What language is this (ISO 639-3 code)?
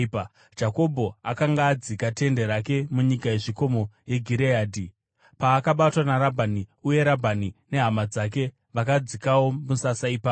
sna